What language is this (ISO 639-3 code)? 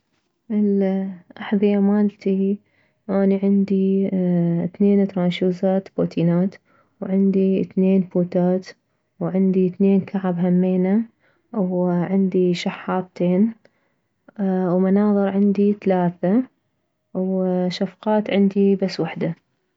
acm